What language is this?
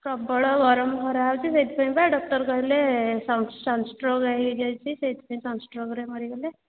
Odia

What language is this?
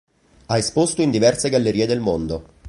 Italian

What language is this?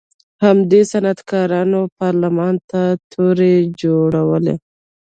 Pashto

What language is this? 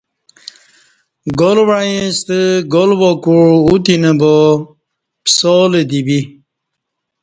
Kati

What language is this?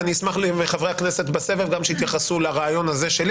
Hebrew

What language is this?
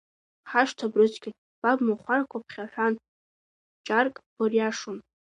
Abkhazian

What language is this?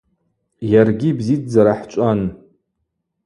Abaza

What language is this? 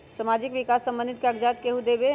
Magahi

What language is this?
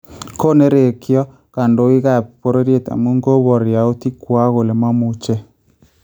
Kalenjin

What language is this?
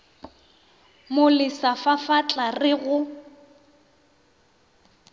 Northern Sotho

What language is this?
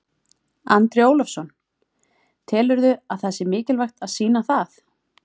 Icelandic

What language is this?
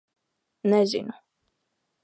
Latvian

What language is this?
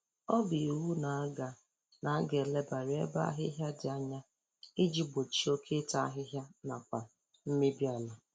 Igbo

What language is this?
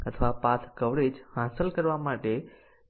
Gujarati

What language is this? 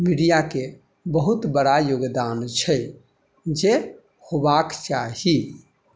Maithili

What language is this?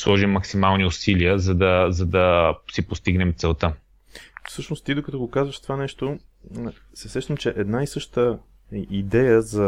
Bulgarian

